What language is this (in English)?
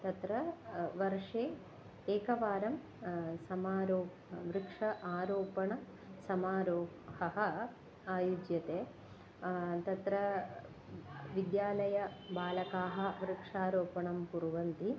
Sanskrit